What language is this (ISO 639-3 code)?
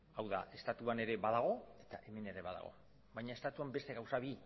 eus